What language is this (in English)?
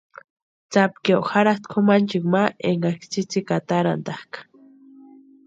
Western Highland Purepecha